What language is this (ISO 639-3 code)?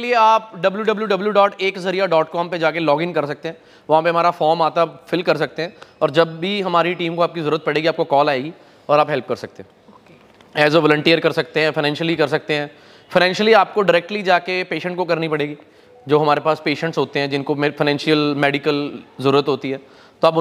pan